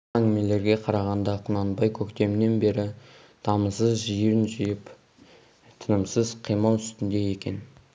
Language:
Kazakh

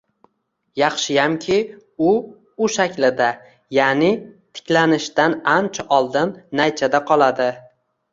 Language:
Uzbek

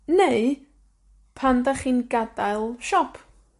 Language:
Welsh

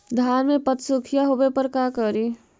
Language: Magahi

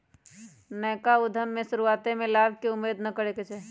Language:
Magahi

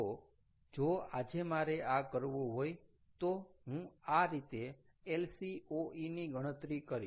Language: Gujarati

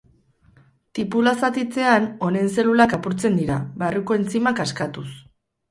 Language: Basque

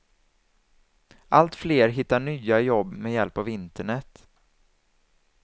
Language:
Swedish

